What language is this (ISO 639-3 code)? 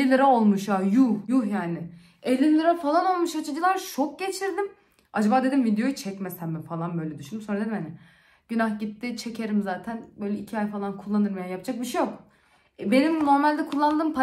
tur